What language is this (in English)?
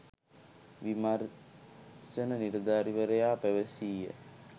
Sinhala